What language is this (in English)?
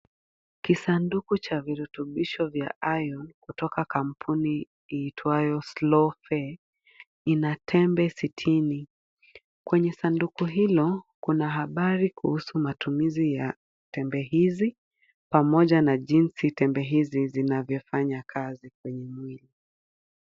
Swahili